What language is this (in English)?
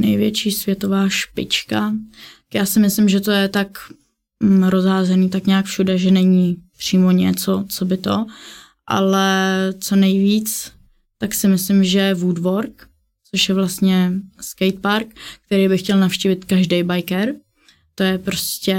Czech